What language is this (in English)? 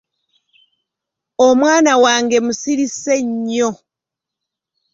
Ganda